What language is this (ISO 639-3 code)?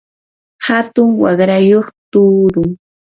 qur